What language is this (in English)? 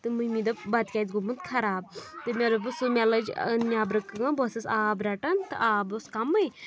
Kashmiri